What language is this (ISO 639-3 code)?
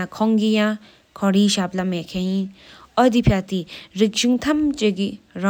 sip